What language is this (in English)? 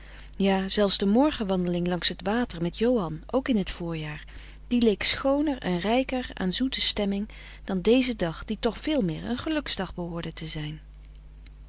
Dutch